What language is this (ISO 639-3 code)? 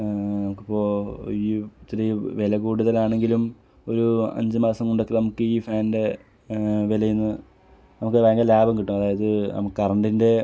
mal